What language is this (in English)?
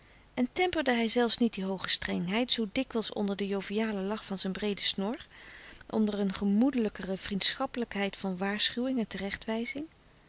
Dutch